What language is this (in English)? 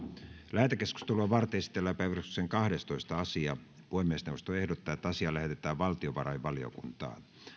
Finnish